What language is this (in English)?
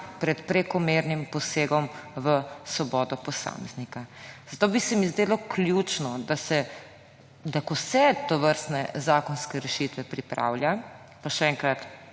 Slovenian